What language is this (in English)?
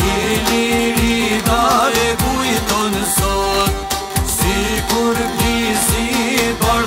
Romanian